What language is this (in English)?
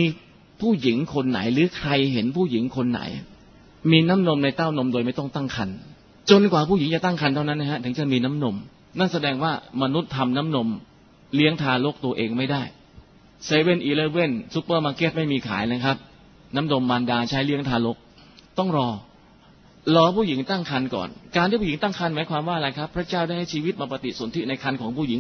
Thai